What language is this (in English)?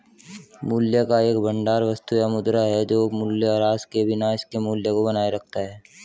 Hindi